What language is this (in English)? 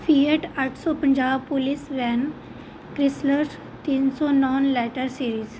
Punjabi